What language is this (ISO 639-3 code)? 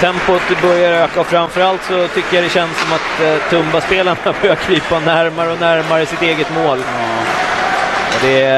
swe